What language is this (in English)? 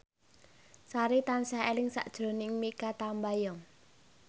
Javanese